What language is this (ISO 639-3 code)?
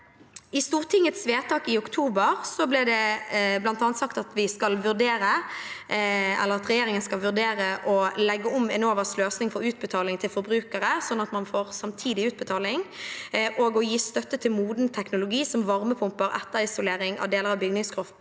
nor